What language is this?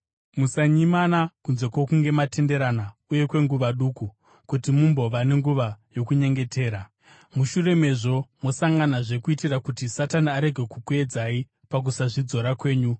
Shona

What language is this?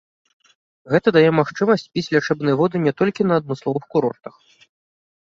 Belarusian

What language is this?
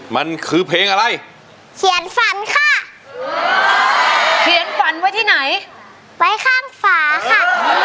Thai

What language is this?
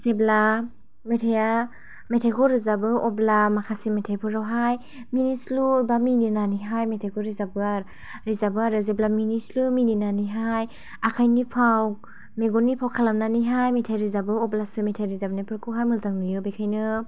Bodo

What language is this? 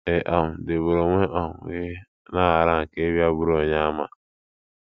Igbo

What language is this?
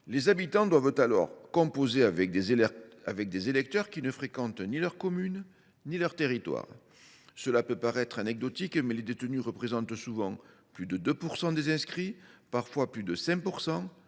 French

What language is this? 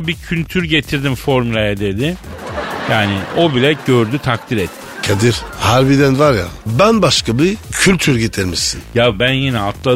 Turkish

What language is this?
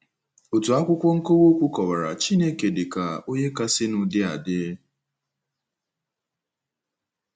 Igbo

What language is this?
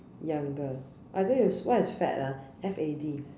English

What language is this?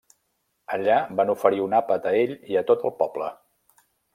Catalan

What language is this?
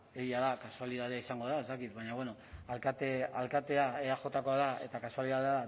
Basque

